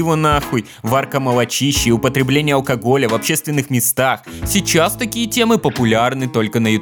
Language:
Russian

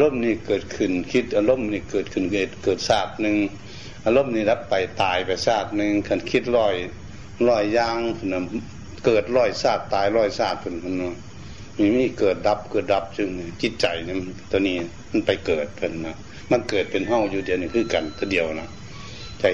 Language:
Thai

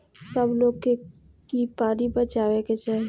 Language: Bhojpuri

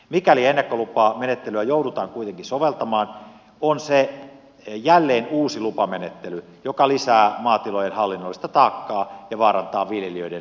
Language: Finnish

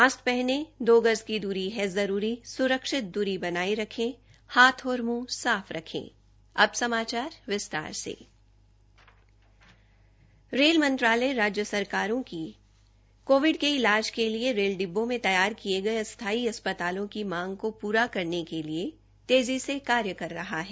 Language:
Hindi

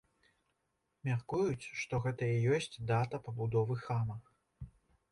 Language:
Belarusian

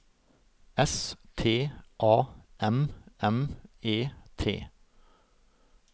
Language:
Norwegian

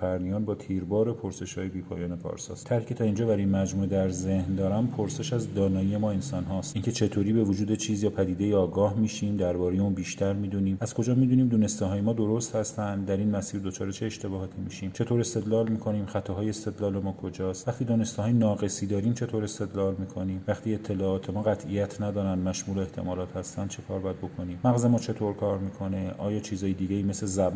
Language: Persian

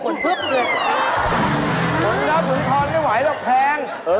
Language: Thai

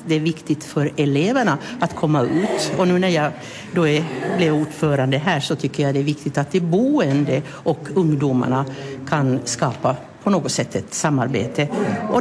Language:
Swedish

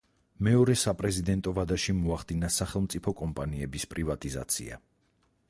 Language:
Georgian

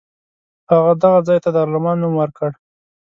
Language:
Pashto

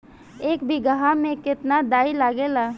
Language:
Bhojpuri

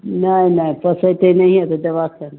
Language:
Maithili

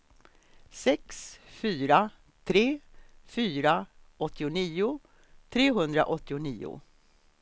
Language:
Swedish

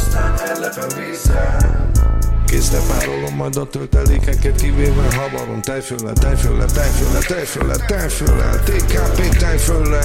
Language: Hungarian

